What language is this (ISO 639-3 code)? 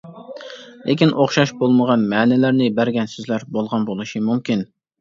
uig